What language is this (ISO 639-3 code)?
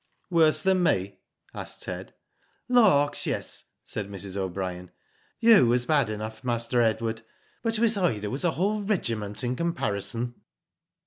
eng